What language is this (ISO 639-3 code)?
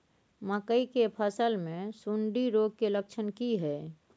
mai